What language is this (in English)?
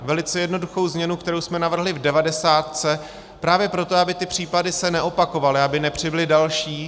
Czech